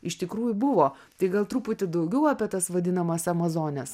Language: Lithuanian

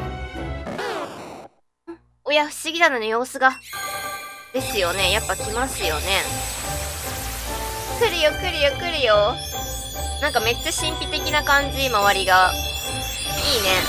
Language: Japanese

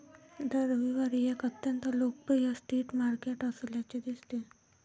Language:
Marathi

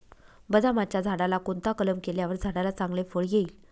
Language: Marathi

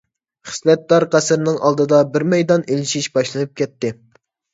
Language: Uyghur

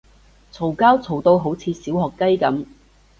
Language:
Cantonese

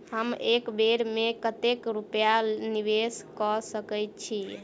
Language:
Maithili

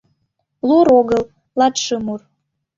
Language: Mari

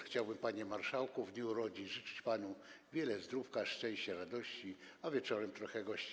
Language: Polish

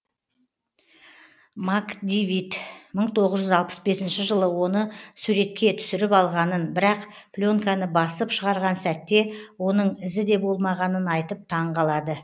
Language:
Kazakh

